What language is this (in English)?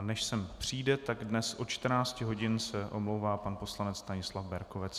Czech